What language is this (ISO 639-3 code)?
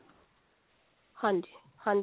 pan